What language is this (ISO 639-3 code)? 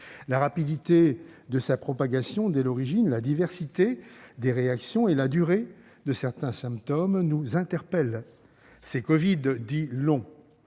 fra